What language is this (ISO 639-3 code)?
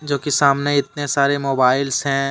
hin